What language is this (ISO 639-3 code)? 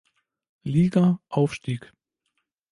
deu